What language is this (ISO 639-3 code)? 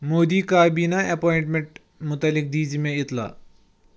kas